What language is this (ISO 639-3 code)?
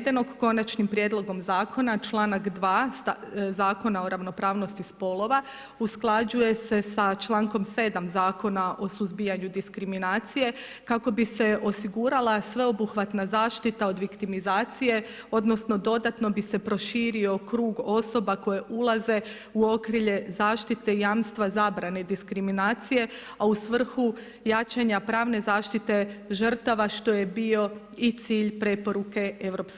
hrv